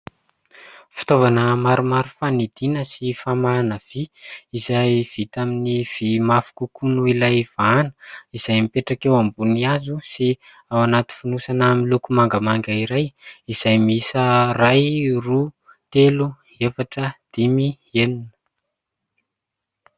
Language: Malagasy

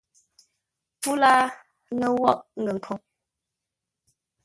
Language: Ngombale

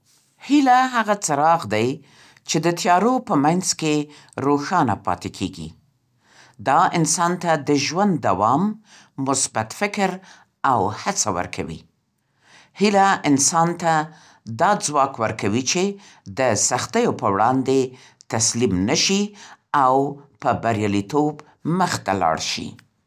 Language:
Central Pashto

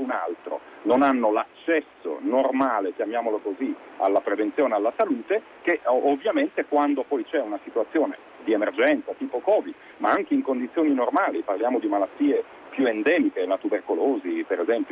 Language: Italian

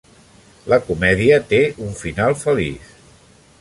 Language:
Catalan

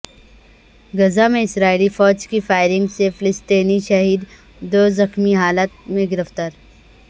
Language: Urdu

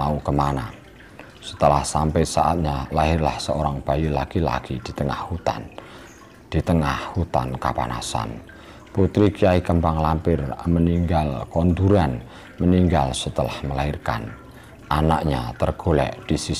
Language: Indonesian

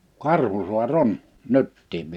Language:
Finnish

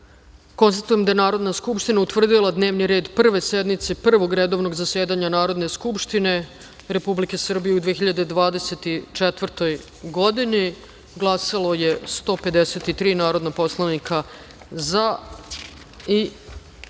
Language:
Serbian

